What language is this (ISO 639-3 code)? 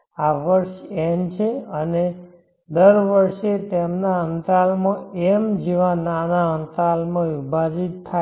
guj